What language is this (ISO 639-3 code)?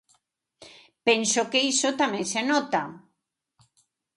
glg